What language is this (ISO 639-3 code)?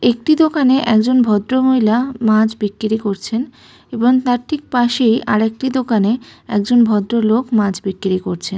ben